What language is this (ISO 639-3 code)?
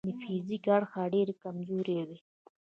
pus